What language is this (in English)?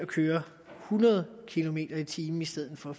Danish